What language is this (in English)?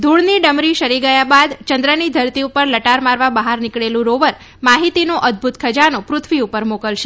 Gujarati